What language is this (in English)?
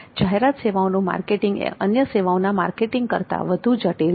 Gujarati